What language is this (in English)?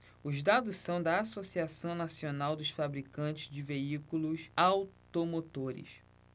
Portuguese